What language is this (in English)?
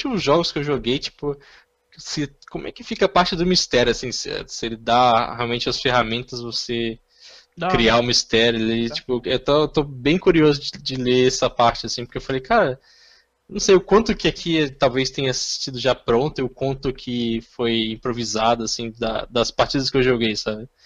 Portuguese